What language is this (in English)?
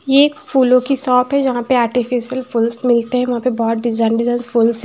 Hindi